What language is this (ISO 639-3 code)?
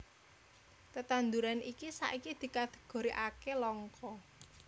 jav